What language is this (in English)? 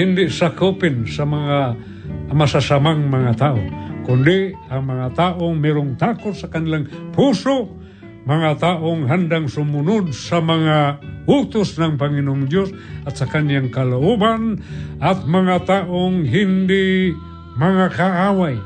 Filipino